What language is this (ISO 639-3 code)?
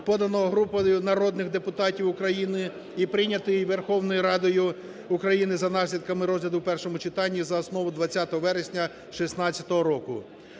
ukr